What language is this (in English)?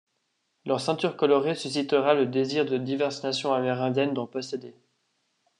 French